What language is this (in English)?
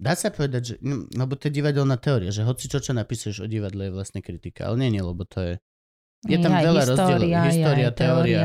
Slovak